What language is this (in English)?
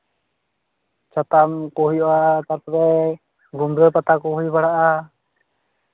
Santali